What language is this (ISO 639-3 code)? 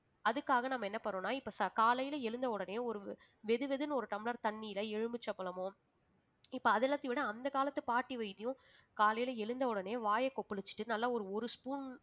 tam